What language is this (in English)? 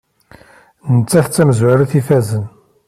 Kabyle